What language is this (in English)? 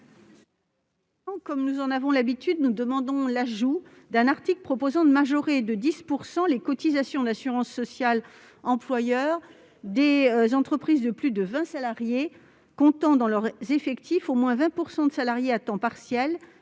French